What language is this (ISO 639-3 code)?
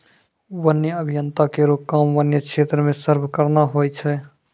mai